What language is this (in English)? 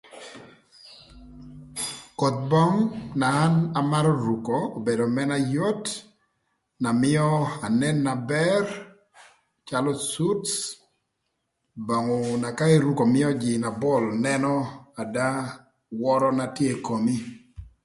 Thur